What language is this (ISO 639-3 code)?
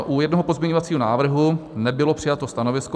ces